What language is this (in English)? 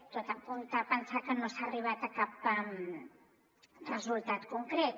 Catalan